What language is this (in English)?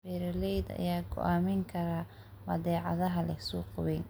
Somali